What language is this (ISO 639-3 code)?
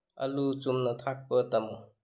mni